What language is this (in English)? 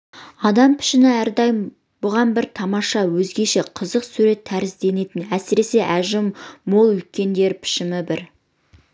Kazakh